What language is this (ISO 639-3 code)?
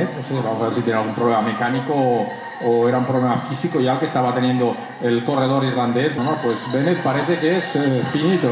spa